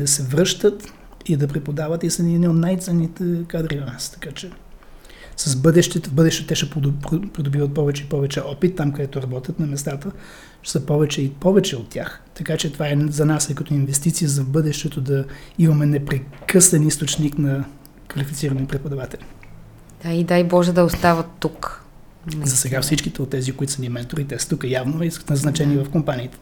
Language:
Bulgarian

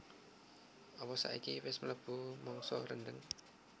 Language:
Javanese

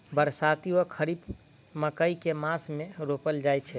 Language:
Maithili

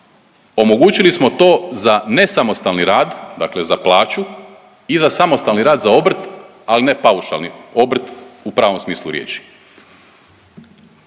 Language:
Croatian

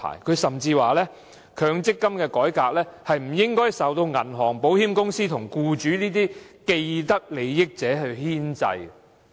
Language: Cantonese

